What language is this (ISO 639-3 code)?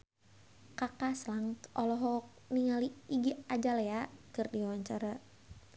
sun